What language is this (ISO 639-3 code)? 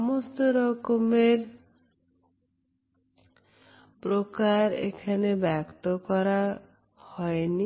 ben